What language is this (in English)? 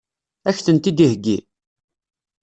Kabyle